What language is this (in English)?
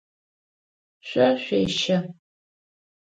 Adyghe